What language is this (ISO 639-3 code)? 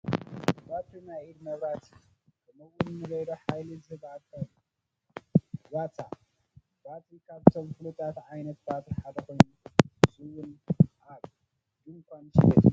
tir